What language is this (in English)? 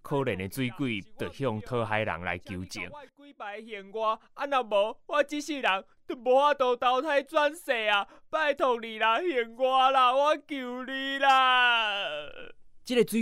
Chinese